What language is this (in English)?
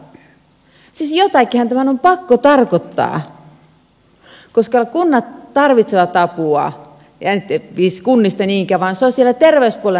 Finnish